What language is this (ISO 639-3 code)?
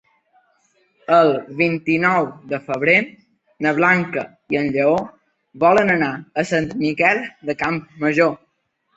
cat